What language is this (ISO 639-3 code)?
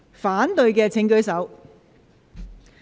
yue